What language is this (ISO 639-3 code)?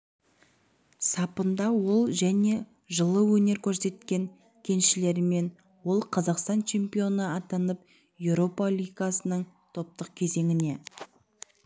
kaz